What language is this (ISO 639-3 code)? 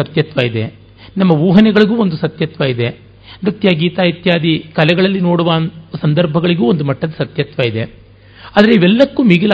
kan